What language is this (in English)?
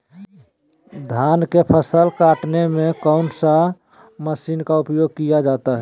Magahi